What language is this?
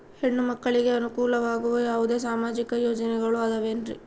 Kannada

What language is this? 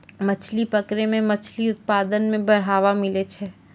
Maithili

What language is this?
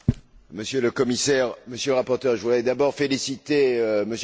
French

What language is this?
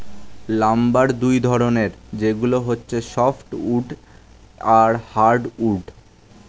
Bangla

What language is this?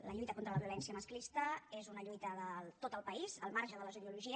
Catalan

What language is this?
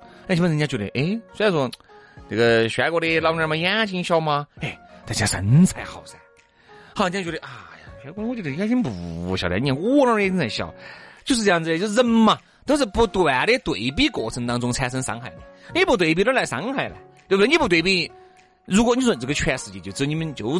Chinese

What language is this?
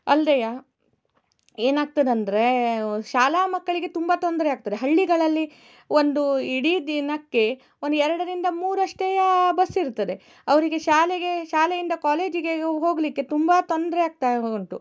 Kannada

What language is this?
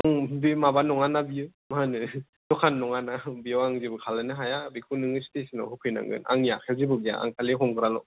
Bodo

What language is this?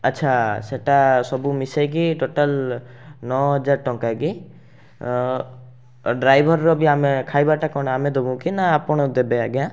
Odia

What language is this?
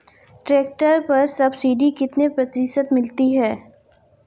Hindi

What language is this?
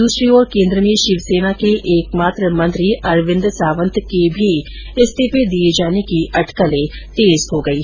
Hindi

